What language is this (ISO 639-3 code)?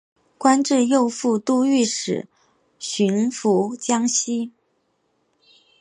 zho